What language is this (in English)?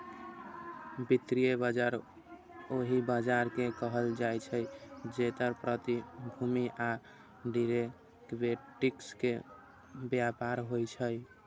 Maithili